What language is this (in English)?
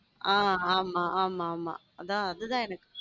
Tamil